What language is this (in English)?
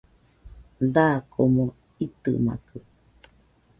Nüpode Huitoto